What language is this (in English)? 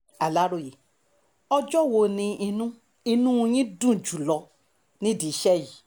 Yoruba